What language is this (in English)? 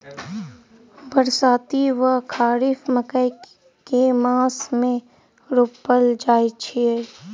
Maithili